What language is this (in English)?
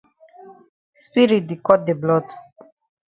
Cameroon Pidgin